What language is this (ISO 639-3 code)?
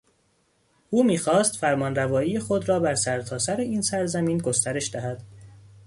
fas